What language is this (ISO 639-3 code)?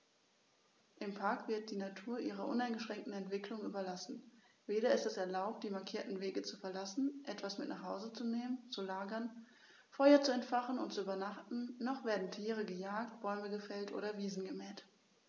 deu